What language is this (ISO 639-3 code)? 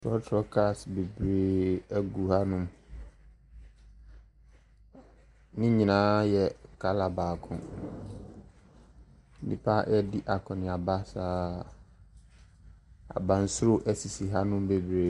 aka